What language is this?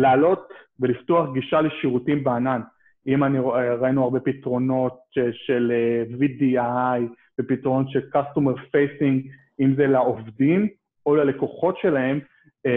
Hebrew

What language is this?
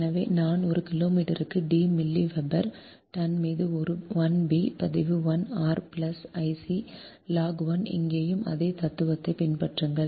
Tamil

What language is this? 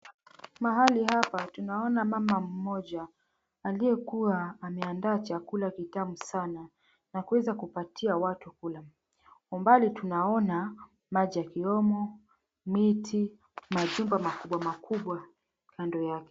Swahili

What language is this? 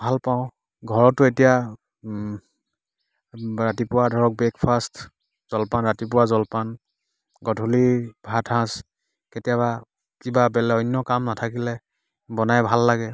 Assamese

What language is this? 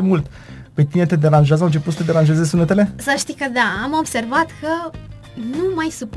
Romanian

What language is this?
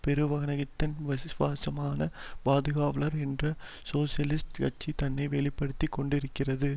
Tamil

